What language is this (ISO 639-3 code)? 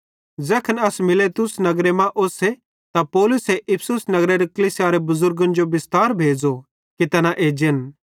bhd